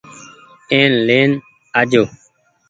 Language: Goaria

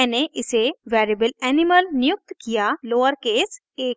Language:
Hindi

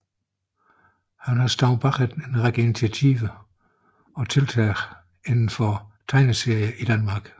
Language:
Danish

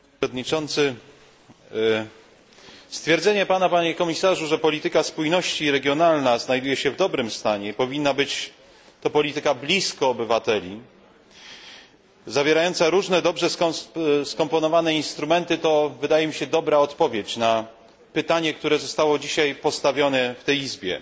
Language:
Polish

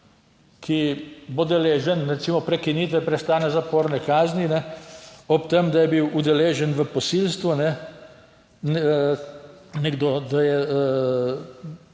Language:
Slovenian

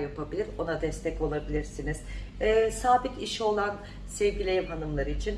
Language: Turkish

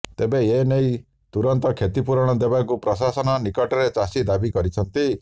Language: Odia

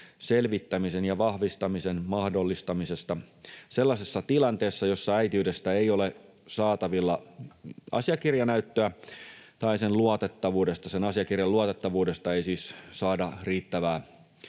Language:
Finnish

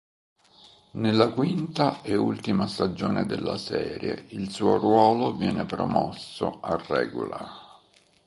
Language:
Italian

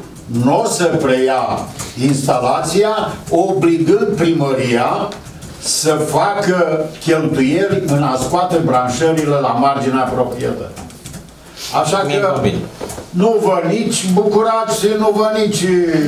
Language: Romanian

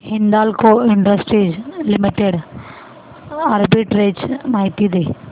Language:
Marathi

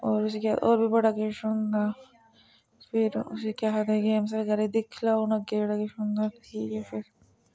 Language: Dogri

